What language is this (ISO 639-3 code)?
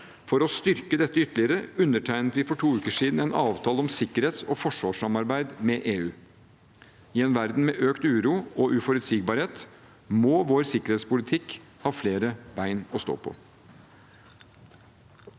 nor